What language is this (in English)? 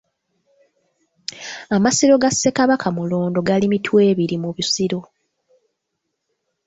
Ganda